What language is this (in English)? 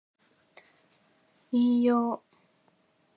Japanese